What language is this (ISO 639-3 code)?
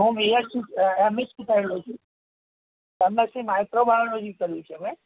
guj